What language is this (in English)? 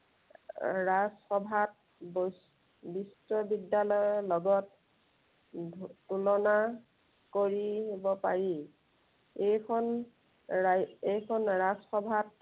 Assamese